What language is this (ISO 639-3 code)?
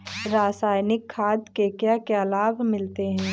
hin